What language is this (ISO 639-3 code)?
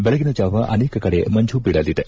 kan